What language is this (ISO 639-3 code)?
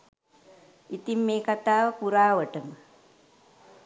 sin